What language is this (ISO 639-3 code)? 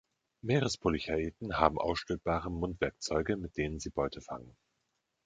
deu